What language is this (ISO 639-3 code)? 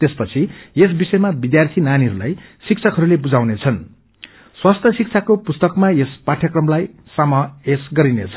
nep